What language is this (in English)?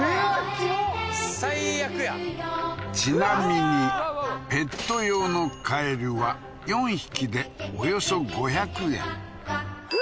Japanese